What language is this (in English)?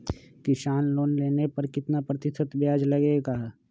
Magahi